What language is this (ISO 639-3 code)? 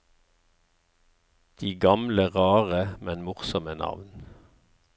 nor